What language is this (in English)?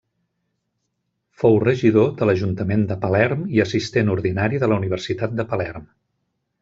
Catalan